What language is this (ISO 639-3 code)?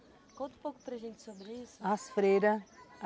por